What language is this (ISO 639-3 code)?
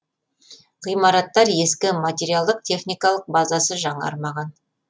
kaz